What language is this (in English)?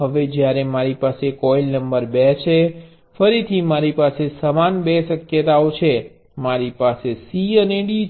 Gujarati